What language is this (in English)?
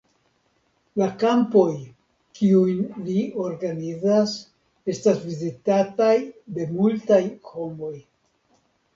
Esperanto